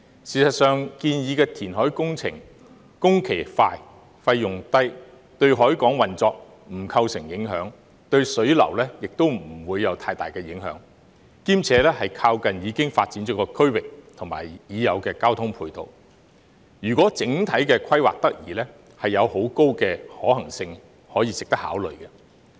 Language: Cantonese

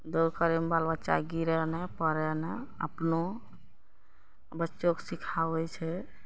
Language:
Maithili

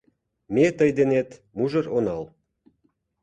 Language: Mari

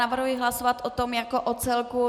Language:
Czech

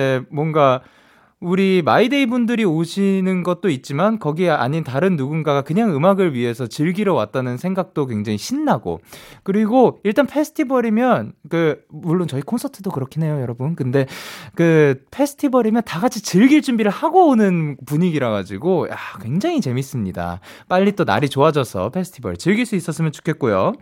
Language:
Korean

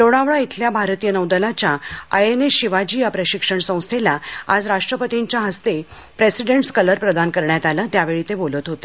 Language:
Marathi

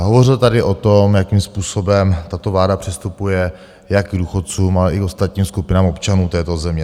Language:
Czech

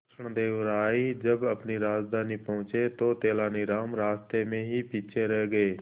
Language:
Hindi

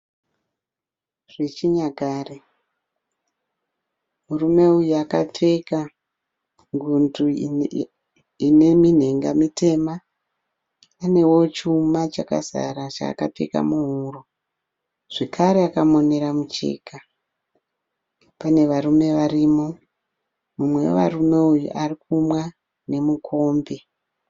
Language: Shona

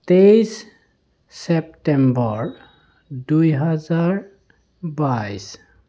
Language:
Assamese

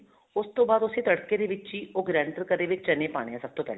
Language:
Punjabi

